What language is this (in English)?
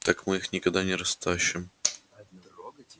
Russian